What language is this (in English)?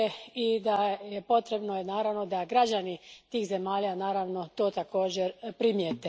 Croatian